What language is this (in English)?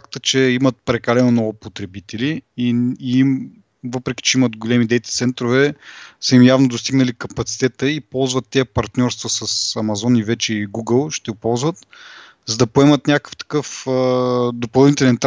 Bulgarian